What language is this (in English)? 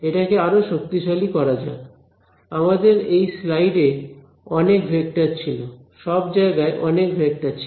Bangla